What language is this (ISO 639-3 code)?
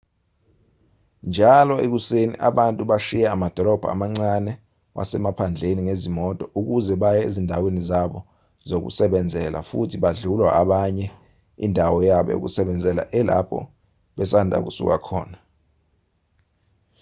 zul